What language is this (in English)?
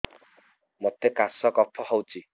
Odia